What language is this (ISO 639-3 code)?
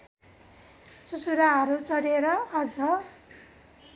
nep